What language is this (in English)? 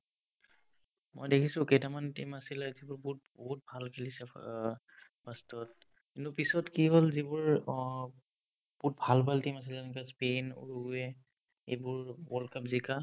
Assamese